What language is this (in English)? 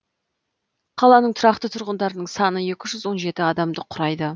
Kazakh